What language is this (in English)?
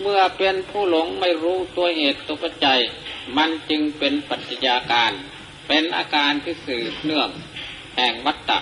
Thai